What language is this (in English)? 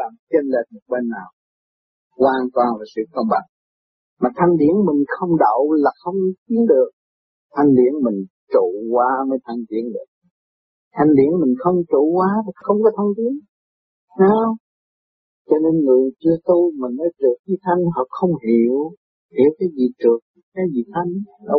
Vietnamese